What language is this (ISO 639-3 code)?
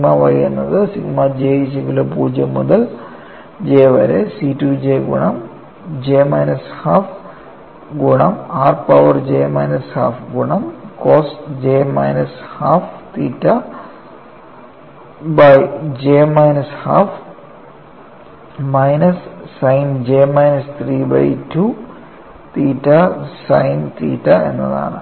mal